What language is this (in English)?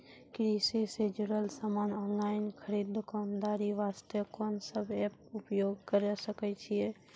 Maithili